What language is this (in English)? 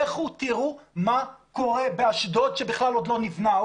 Hebrew